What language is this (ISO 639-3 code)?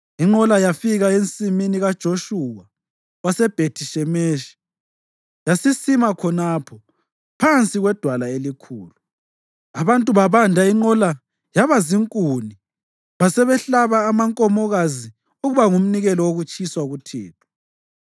nde